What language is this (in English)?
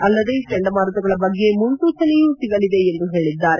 Kannada